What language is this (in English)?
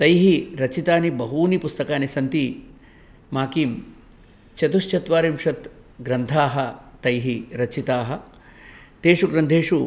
Sanskrit